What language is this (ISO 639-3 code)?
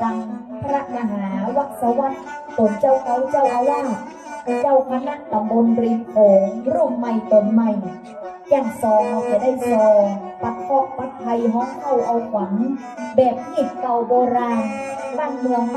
tha